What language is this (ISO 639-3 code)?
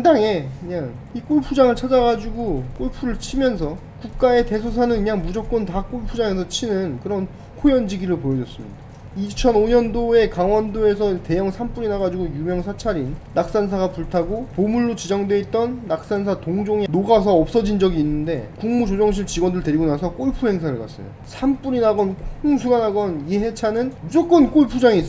kor